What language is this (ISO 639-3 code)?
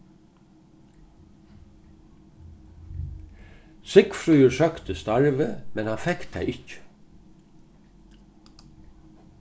fao